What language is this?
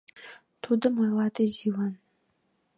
Mari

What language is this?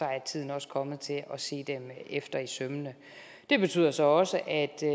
Danish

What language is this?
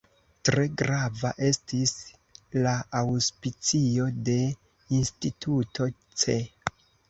Esperanto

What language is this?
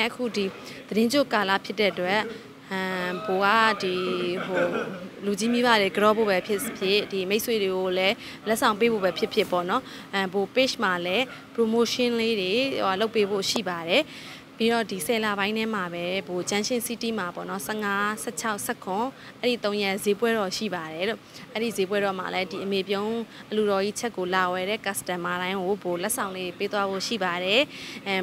Thai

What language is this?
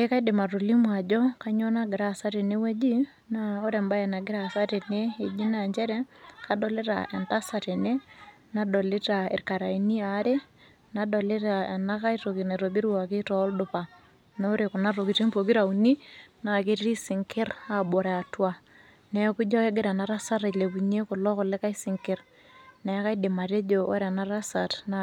Masai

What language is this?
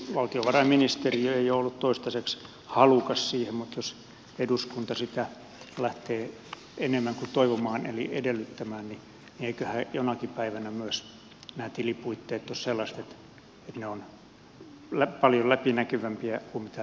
Finnish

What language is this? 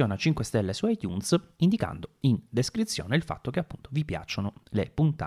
Italian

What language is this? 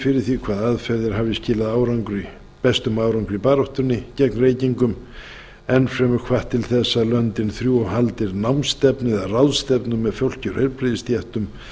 Icelandic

